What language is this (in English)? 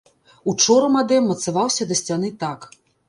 Belarusian